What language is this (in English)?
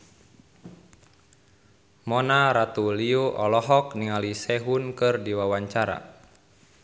Sundanese